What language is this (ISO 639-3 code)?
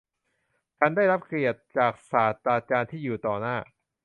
tha